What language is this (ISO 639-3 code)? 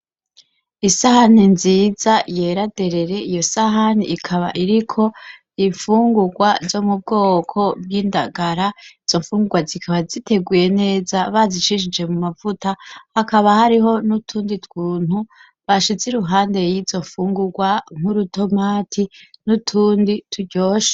run